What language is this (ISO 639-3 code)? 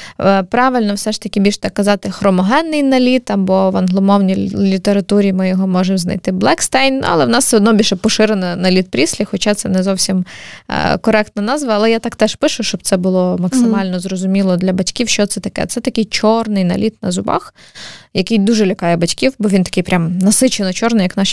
ukr